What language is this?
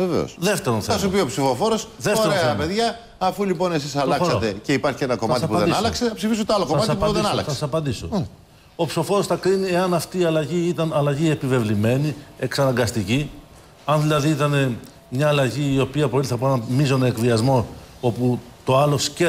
Greek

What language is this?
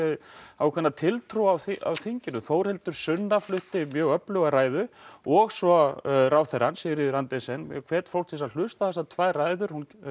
Icelandic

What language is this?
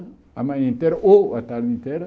Portuguese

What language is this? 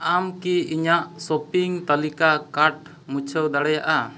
Santali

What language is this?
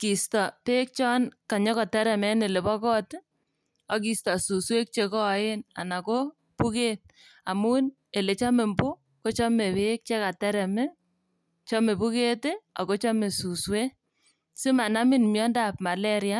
Kalenjin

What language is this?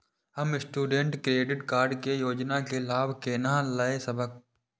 Maithili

